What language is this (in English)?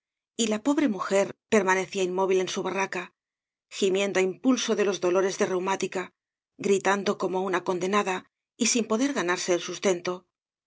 Spanish